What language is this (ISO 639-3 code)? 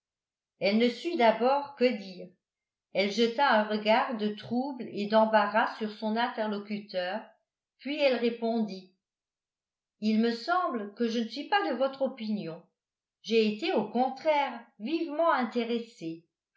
fra